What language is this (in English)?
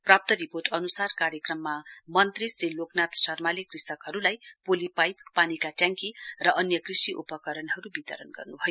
Nepali